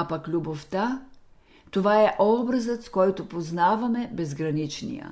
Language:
Bulgarian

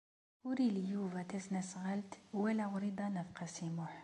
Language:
Kabyle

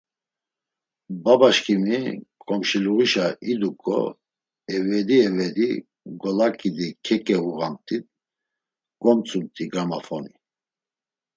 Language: Laz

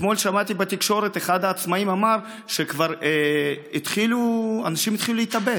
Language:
Hebrew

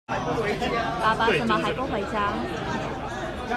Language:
Chinese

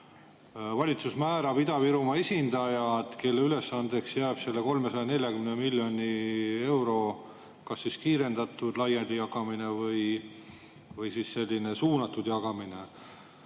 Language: Estonian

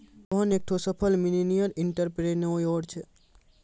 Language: Maithili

